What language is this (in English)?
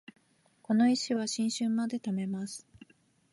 Japanese